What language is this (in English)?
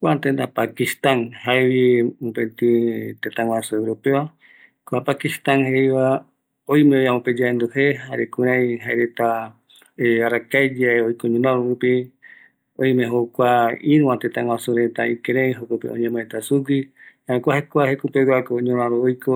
Eastern Bolivian Guaraní